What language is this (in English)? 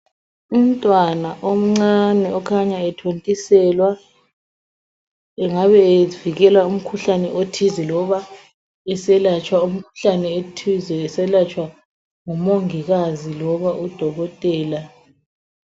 North Ndebele